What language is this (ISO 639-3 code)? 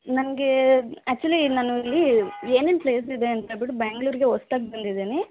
kan